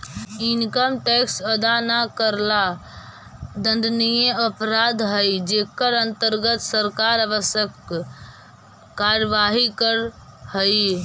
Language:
Magahi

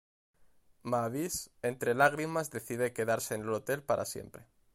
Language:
Spanish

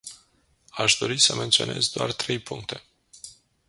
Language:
Romanian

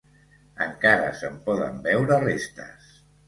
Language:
Catalan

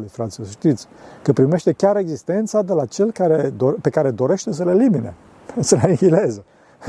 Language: Romanian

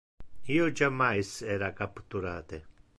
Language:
Interlingua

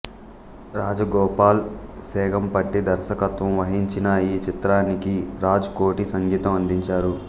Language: Telugu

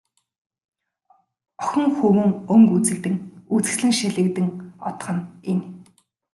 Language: Mongolian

